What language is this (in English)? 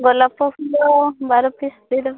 Odia